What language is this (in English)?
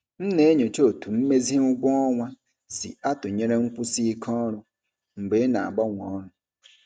Igbo